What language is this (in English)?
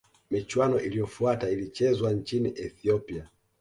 Swahili